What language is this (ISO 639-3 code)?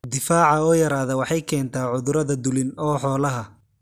som